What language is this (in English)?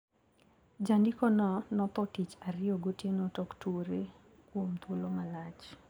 Luo (Kenya and Tanzania)